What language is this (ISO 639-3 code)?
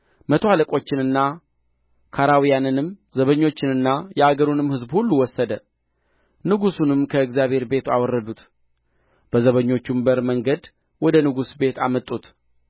amh